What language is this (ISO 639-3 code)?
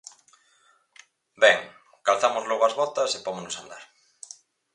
glg